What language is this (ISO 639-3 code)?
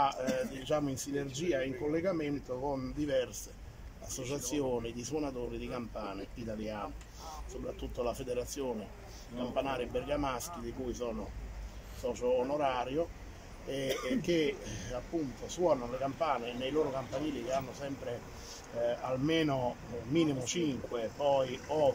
ita